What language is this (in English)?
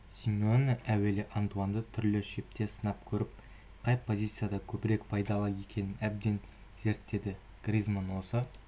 Kazakh